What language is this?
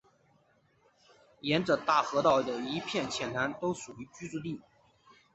Chinese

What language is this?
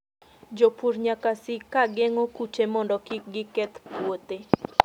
Luo (Kenya and Tanzania)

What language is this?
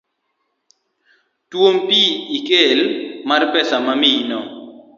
Luo (Kenya and Tanzania)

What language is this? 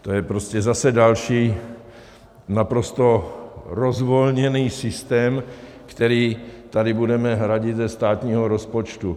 Czech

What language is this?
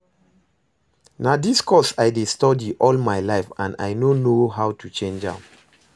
Nigerian Pidgin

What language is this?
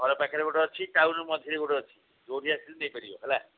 Odia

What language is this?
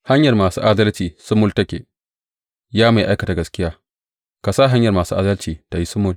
Hausa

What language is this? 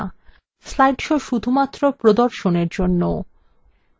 Bangla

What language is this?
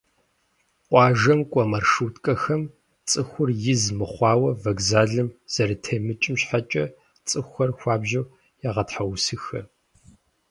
Kabardian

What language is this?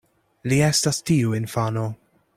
Esperanto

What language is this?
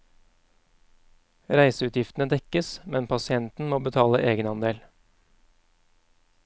Norwegian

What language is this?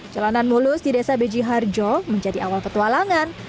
Indonesian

